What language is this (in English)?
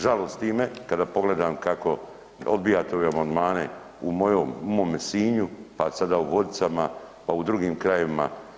Croatian